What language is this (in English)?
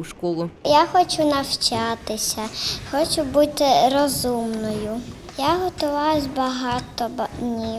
Ukrainian